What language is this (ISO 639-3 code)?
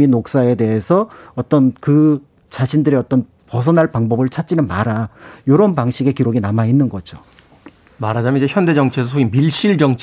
kor